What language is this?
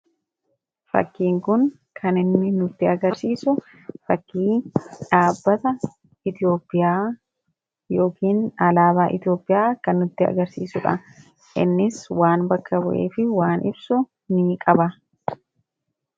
Oromo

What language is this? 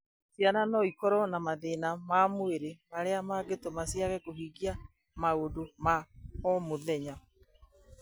Kikuyu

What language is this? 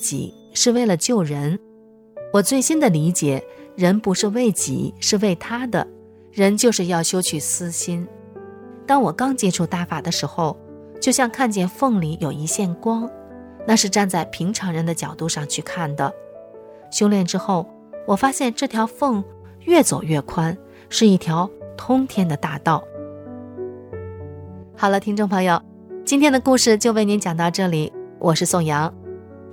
Chinese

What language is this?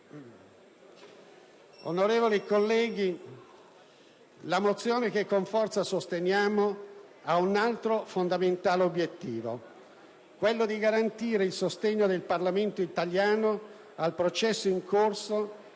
Italian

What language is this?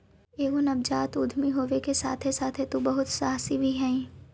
Magahi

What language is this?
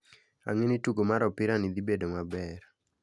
Luo (Kenya and Tanzania)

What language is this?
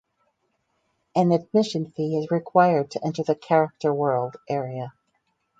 English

